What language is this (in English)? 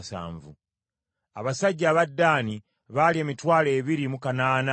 Ganda